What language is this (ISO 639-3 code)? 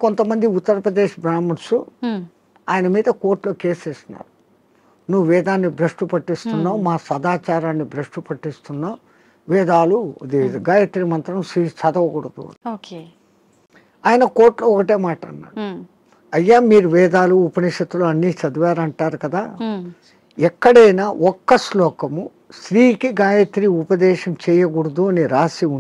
tel